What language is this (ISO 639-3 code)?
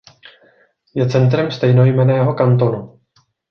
ces